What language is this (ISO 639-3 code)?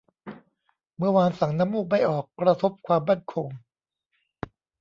tha